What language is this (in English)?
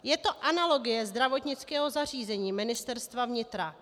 Czech